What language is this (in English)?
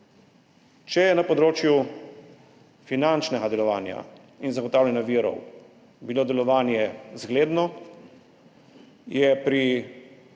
Slovenian